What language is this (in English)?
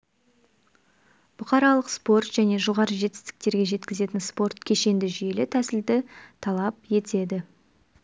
Kazakh